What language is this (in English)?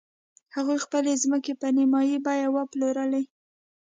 Pashto